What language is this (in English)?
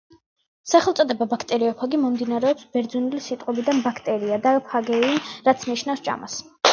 Georgian